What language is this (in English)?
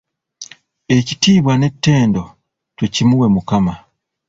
Ganda